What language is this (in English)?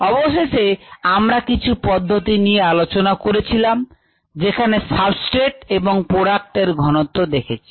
Bangla